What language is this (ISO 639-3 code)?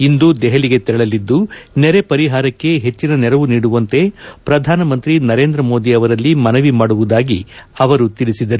kan